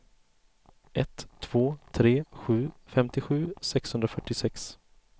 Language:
Swedish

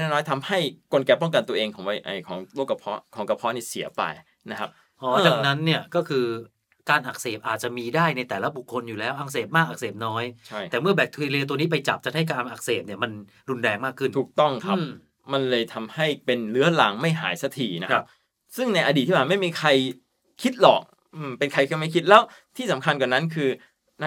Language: Thai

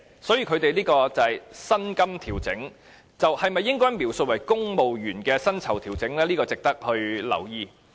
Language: Cantonese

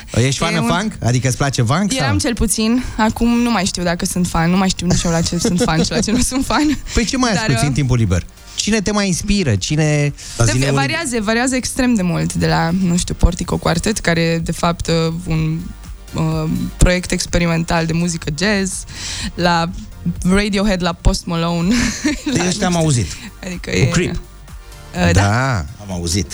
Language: Romanian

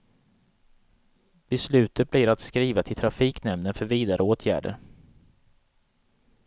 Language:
Swedish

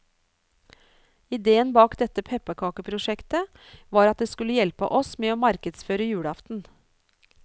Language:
Norwegian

